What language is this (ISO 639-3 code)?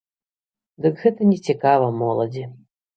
bel